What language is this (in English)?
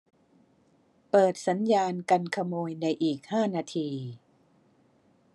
Thai